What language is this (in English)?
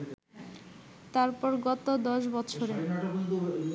Bangla